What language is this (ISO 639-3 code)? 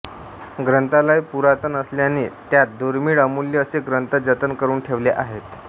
mar